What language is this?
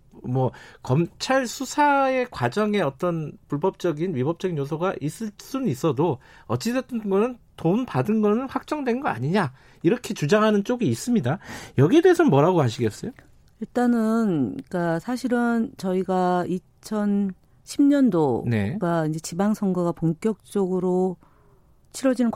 Korean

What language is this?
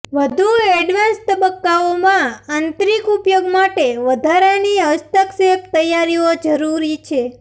Gujarati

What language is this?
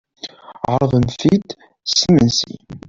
Kabyle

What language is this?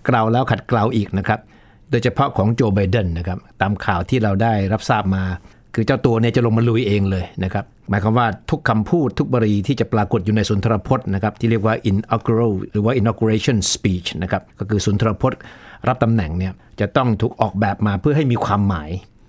Thai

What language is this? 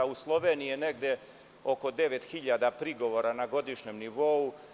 Serbian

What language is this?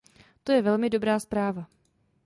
Czech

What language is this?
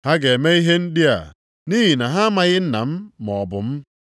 Igbo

